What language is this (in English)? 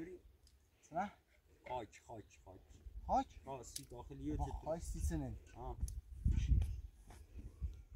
Persian